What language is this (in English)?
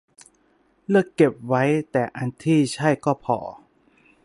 Thai